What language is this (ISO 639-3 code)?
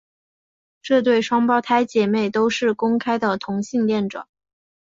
zho